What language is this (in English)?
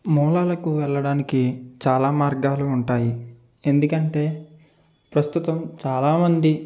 Telugu